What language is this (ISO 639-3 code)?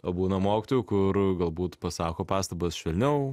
lit